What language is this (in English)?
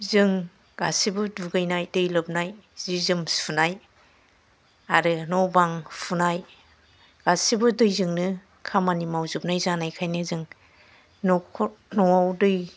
Bodo